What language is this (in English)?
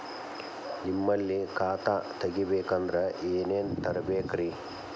Kannada